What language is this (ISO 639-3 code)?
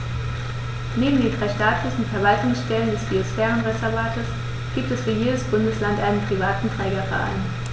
deu